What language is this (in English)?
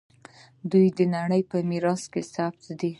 Pashto